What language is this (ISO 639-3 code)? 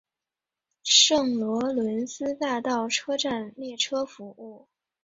zho